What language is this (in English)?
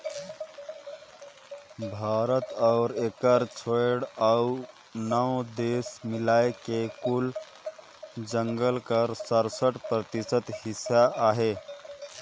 Chhattisgarhi